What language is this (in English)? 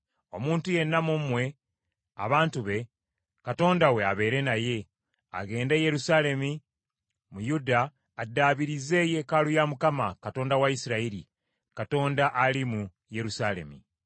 Ganda